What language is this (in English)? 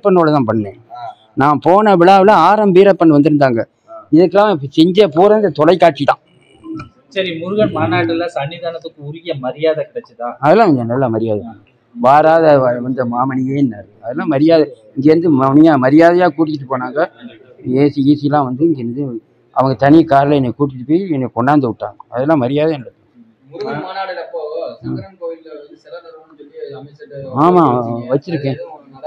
Tamil